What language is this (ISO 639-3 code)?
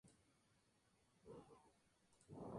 spa